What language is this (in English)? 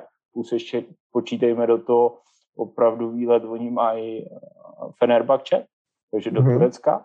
Czech